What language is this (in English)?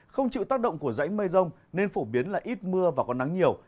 Vietnamese